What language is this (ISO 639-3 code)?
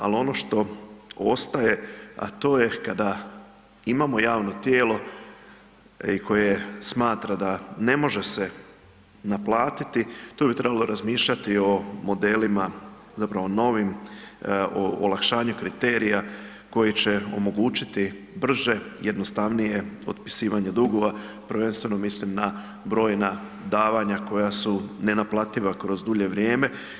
hrv